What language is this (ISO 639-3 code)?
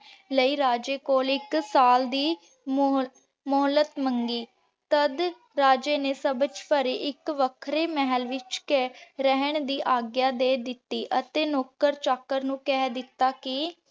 pan